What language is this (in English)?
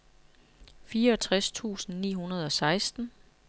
Danish